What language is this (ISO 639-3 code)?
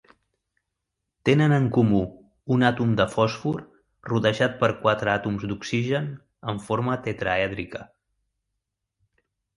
cat